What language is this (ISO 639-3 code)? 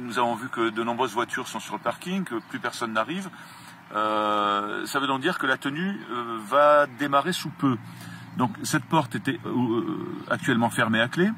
fra